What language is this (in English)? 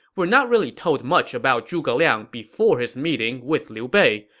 English